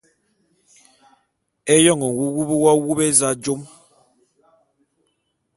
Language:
Bulu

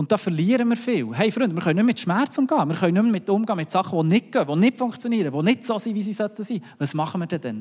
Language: German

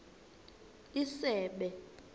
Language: Xhosa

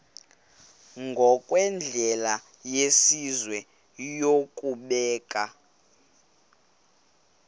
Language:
Xhosa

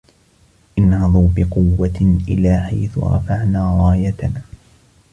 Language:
Arabic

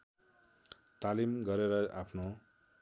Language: Nepali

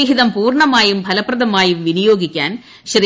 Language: Malayalam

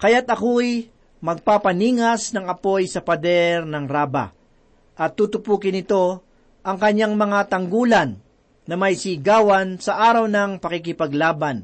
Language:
Filipino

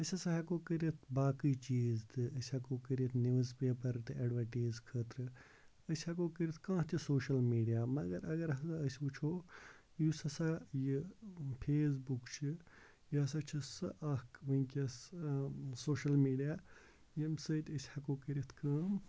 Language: Kashmiri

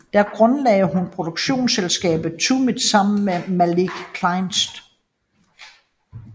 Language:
Danish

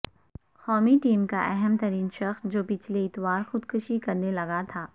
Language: Urdu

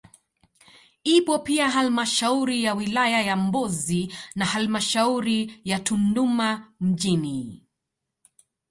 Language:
Swahili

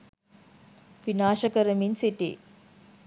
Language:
Sinhala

